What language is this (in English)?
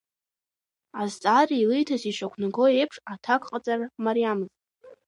Abkhazian